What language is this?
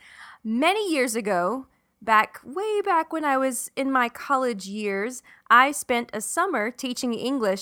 English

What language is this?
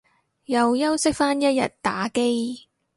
Cantonese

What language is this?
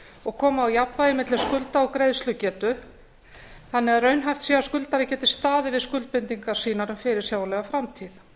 Icelandic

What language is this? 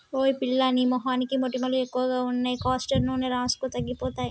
Telugu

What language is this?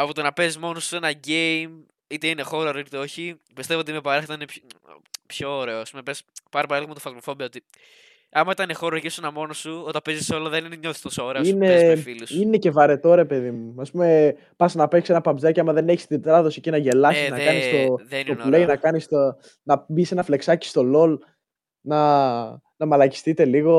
Greek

